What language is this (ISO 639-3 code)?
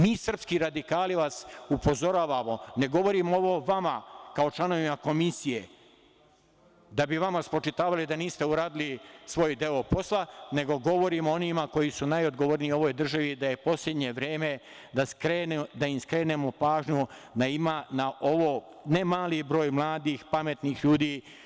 srp